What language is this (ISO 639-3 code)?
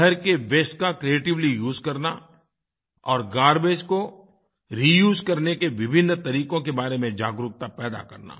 hin